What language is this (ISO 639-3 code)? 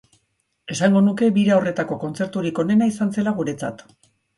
eus